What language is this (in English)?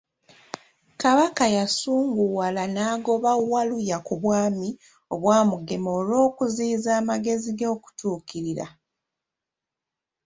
Ganda